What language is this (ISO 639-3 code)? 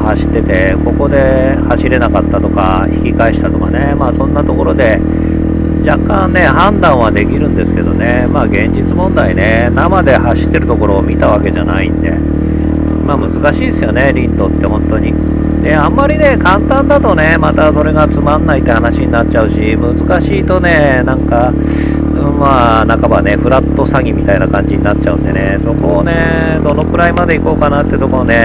jpn